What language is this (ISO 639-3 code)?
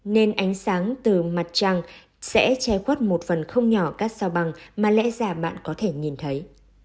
vie